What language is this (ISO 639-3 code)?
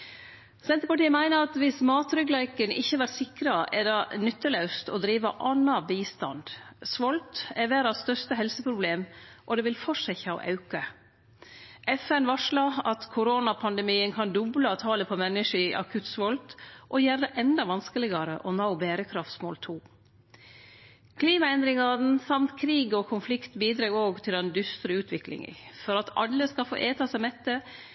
nno